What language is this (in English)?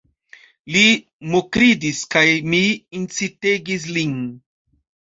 Esperanto